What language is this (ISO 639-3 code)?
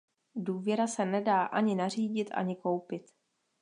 ces